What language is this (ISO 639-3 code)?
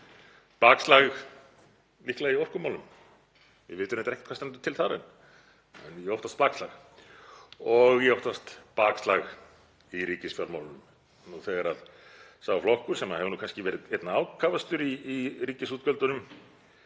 isl